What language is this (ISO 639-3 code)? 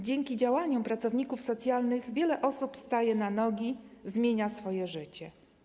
pol